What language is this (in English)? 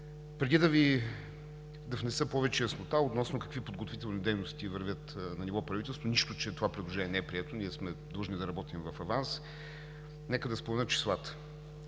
Bulgarian